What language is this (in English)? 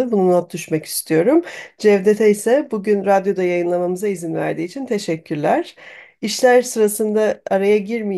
Turkish